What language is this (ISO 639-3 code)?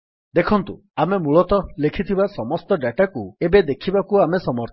ori